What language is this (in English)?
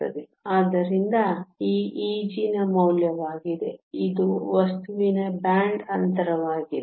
Kannada